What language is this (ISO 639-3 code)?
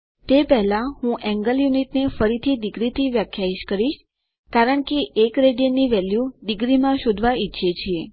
guj